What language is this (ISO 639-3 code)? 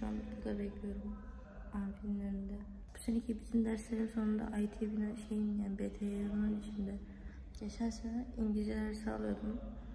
tur